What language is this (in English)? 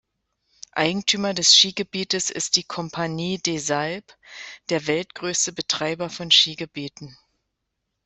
German